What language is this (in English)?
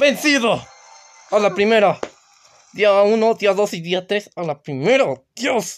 Spanish